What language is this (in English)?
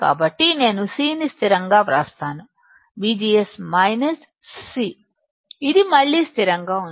Telugu